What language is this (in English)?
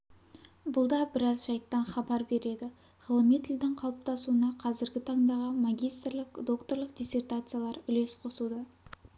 Kazakh